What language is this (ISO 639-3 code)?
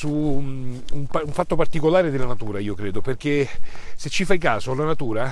ita